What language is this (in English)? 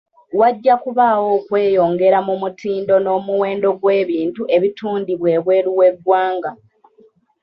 Ganda